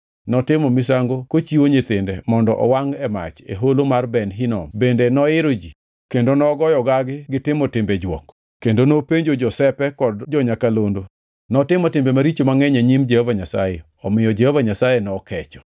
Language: Luo (Kenya and Tanzania)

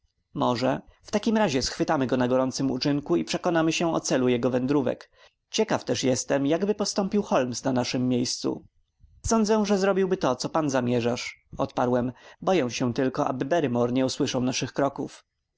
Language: Polish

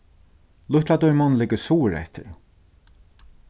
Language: Faroese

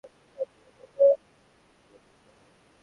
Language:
Bangla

